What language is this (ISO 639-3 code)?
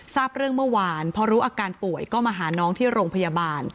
tha